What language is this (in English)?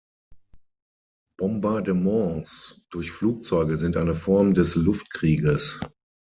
German